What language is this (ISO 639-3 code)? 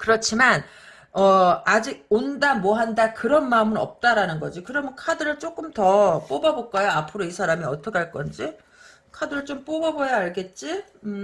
kor